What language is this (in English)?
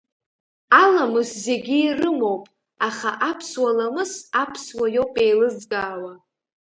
Abkhazian